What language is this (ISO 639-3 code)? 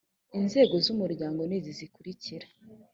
kin